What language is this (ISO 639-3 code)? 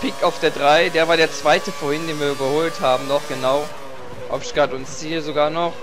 deu